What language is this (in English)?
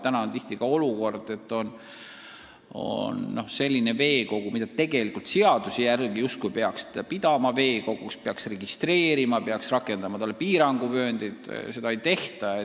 Estonian